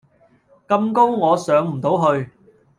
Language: Cantonese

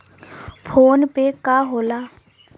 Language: Bhojpuri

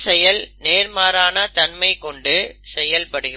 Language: Tamil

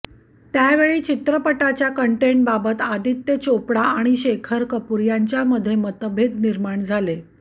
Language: Marathi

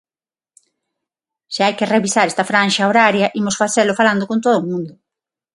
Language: Galician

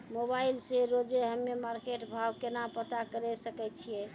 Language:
Maithili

